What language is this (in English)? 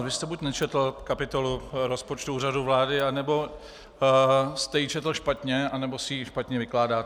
Czech